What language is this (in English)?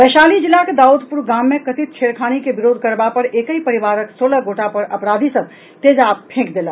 Maithili